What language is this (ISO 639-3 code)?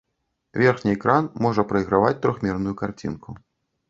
bel